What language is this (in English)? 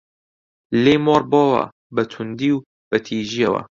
Central Kurdish